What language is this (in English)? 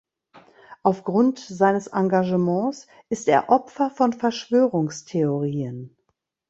German